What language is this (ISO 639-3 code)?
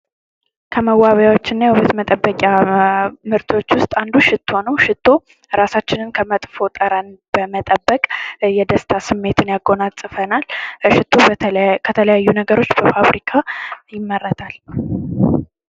amh